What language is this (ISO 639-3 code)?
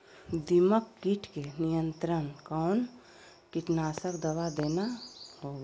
mag